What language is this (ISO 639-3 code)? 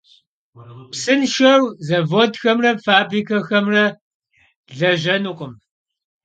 kbd